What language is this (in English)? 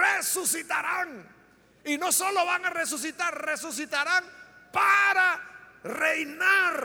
Spanish